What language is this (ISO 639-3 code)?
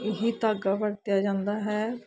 pan